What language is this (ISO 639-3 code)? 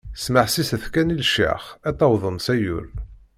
kab